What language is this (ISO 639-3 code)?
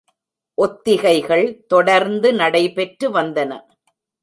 tam